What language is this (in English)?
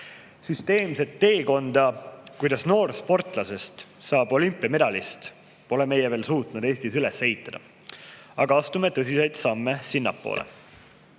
Estonian